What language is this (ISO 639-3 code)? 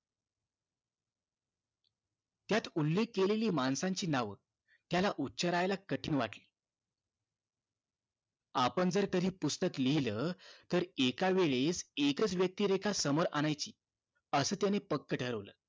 mar